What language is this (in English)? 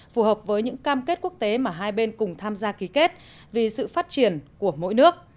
Vietnamese